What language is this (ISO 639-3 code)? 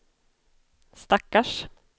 swe